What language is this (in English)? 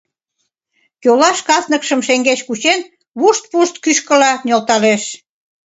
Mari